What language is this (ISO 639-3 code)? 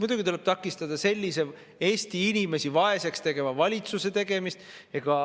est